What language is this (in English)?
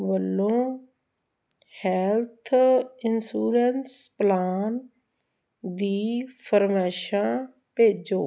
Punjabi